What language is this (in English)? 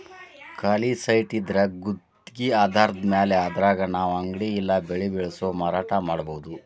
Kannada